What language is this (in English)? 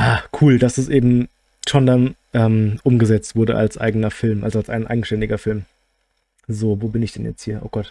German